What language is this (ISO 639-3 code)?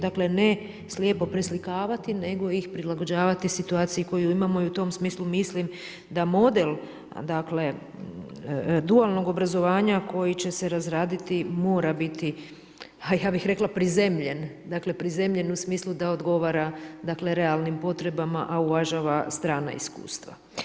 hrv